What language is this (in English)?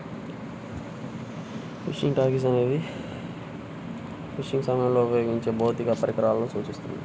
Telugu